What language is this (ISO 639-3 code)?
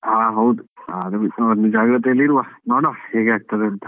kan